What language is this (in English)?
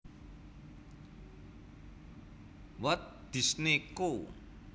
Javanese